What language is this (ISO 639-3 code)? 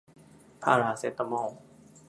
tha